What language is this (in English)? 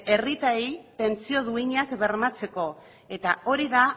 Basque